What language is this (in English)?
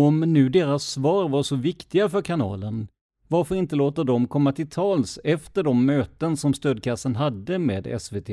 Swedish